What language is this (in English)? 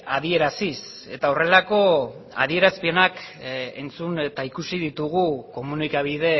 Basque